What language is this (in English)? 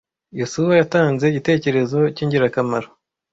Kinyarwanda